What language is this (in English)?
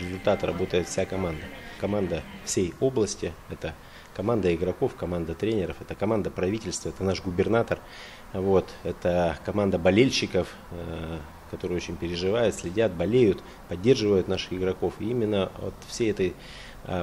Russian